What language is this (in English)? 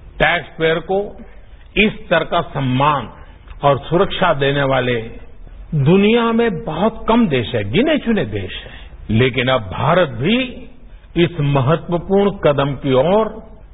Marathi